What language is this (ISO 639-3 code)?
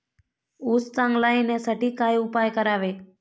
mar